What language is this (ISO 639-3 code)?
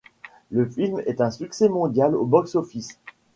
fra